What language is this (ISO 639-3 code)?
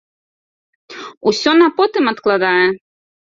bel